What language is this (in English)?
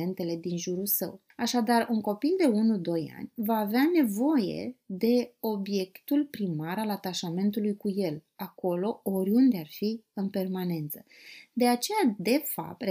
Romanian